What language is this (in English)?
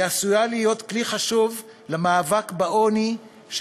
Hebrew